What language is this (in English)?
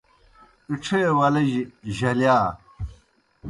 Kohistani Shina